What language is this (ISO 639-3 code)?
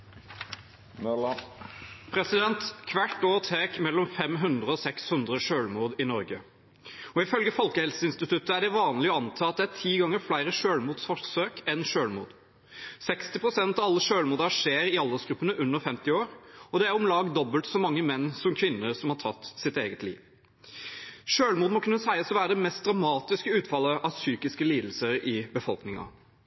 nob